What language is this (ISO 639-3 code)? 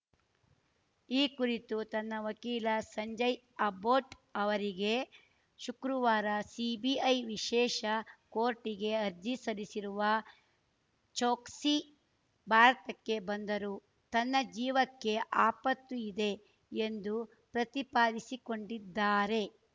kan